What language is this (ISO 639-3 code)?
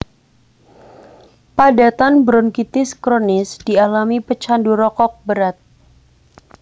jav